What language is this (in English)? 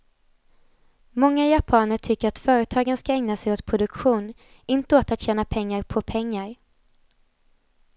Swedish